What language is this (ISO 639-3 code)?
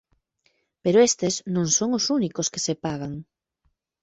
glg